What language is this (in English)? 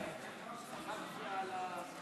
Hebrew